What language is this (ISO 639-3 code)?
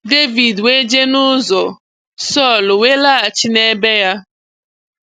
ibo